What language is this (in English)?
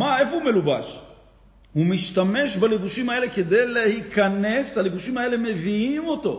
Hebrew